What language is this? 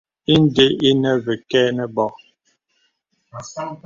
Bebele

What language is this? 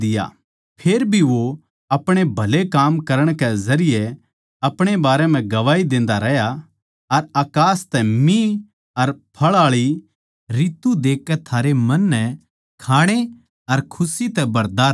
Haryanvi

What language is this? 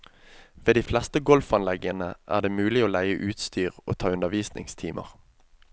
Norwegian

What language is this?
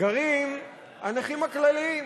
Hebrew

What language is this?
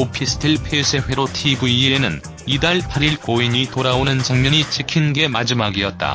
Korean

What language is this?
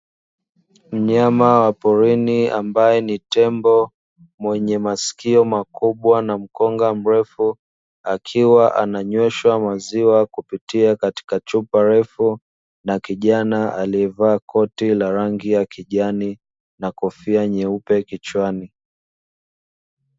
Swahili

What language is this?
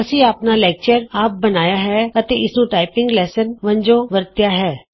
Punjabi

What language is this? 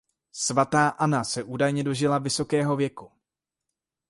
Czech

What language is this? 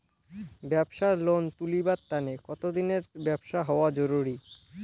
Bangla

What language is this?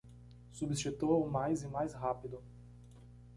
Portuguese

